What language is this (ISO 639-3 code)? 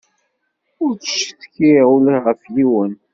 kab